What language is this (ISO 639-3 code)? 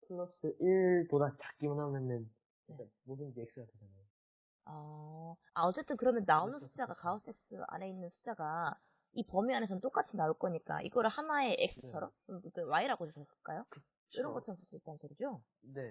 kor